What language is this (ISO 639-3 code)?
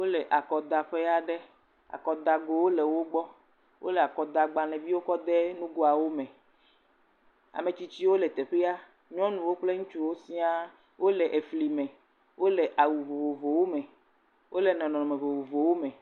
ewe